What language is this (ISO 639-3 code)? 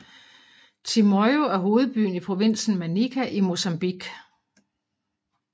dan